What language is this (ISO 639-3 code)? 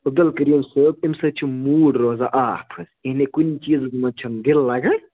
kas